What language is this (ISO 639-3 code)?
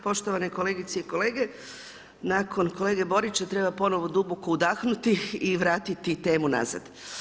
hrv